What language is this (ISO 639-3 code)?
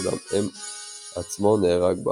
heb